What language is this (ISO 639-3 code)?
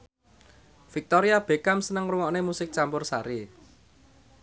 jav